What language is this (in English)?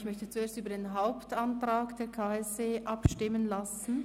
Swiss German